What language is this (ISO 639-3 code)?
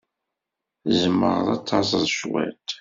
kab